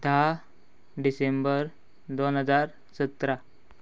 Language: Konkani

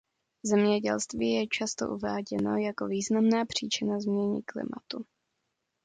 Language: Czech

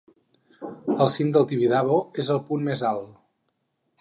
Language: Catalan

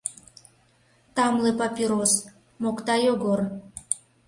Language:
Mari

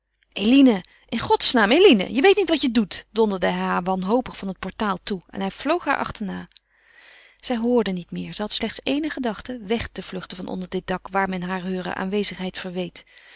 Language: Dutch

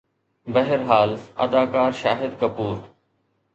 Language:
Sindhi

